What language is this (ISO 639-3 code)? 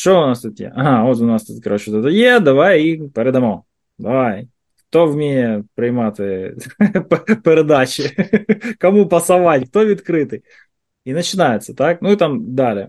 ukr